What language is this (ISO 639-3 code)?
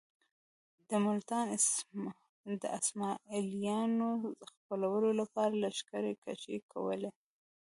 pus